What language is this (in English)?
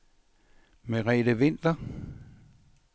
Danish